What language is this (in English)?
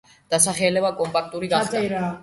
Georgian